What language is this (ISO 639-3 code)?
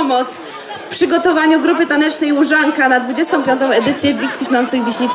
pol